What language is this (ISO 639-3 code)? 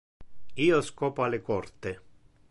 ina